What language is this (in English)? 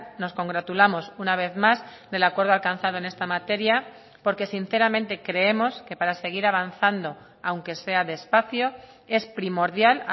Spanish